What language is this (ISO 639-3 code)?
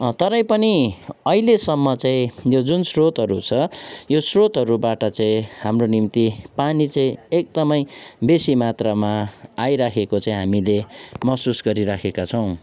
nep